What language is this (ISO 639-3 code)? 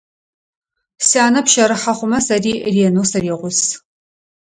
ady